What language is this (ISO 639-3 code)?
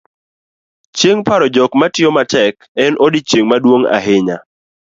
luo